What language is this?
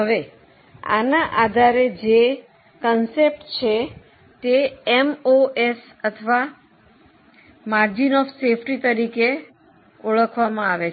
Gujarati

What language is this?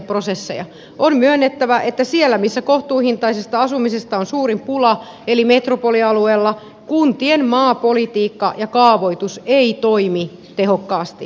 Finnish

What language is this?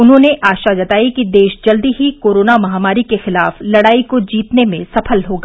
Hindi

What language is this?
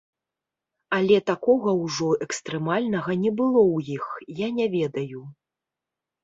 Belarusian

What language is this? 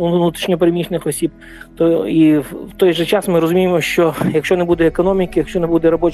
Ukrainian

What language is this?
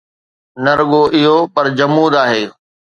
Sindhi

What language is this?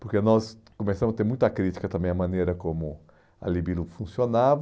Portuguese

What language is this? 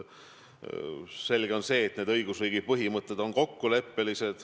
Estonian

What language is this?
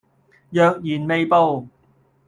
Cantonese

